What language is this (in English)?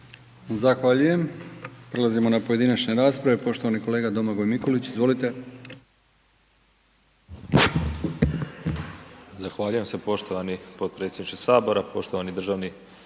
Croatian